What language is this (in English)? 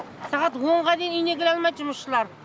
Kazakh